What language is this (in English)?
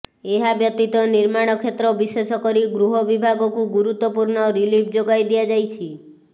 Odia